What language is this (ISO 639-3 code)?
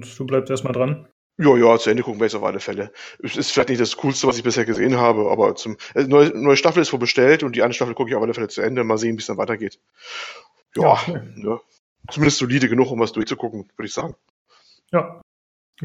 deu